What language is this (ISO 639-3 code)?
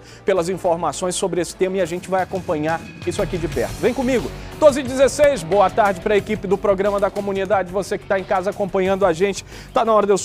por